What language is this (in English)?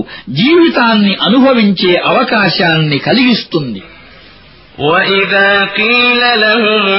Arabic